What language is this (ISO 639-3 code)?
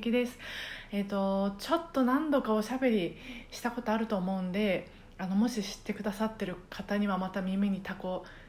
jpn